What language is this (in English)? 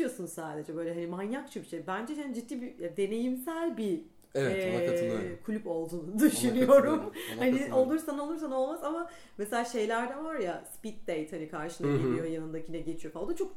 Turkish